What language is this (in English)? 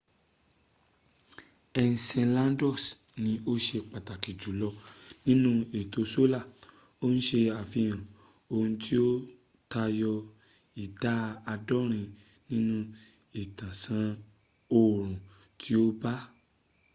Yoruba